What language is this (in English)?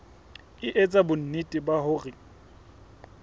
Southern Sotho